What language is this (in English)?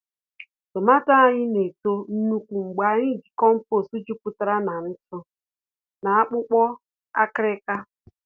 Igbo